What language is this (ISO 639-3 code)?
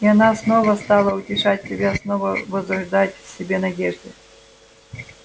rus